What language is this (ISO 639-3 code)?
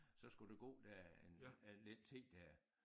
dan